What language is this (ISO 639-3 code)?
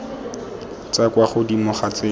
tsn